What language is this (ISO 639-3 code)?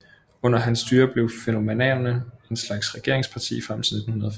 dan